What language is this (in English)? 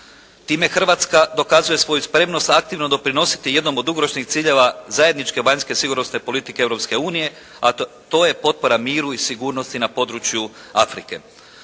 Croatian